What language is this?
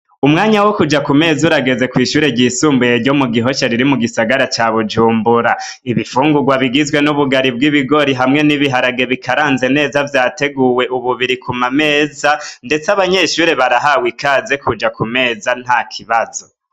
Rundi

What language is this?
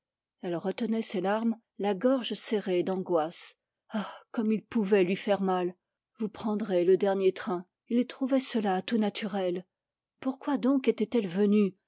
French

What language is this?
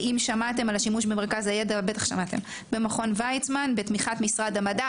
Hebrew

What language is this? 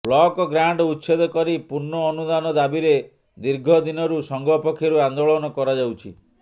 Odia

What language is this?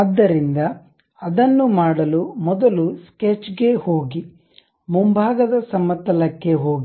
Kannada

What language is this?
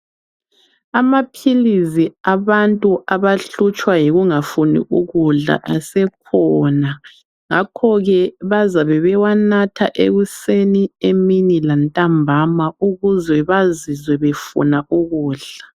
North Ndebele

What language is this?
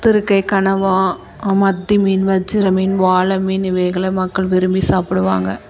Tamil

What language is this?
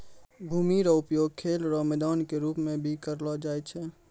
Maithili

